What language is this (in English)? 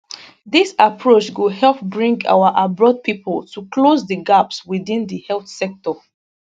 Nigerian Pidgin